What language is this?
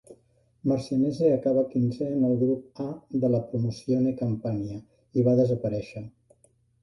Catalan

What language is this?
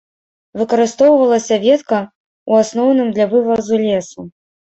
Belarusian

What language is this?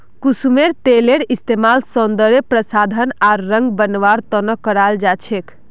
Magahi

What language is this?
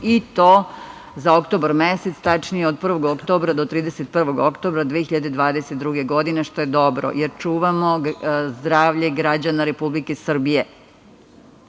Serbian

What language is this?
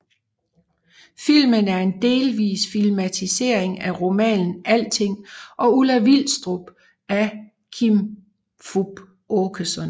Danish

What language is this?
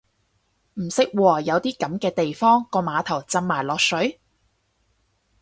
Cantonese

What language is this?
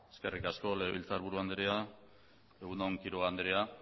Basque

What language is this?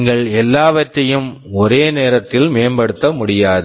Tamil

